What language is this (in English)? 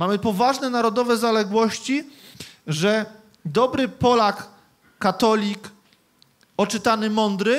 Polish